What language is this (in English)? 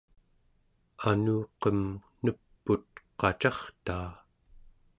Central Yupik